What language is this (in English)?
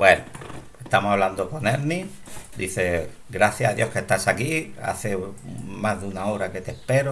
Spanish